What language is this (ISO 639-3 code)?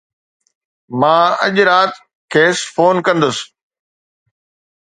snd